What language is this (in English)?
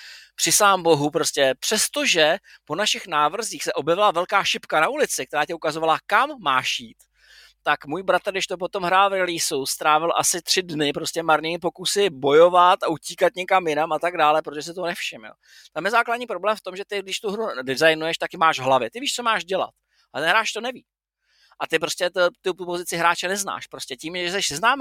Czech